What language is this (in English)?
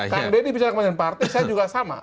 Indonesian